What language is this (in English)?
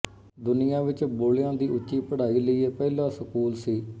Punjabi